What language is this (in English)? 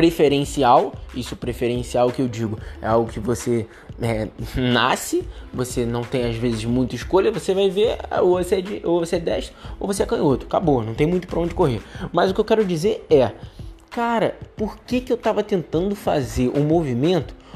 Portuguese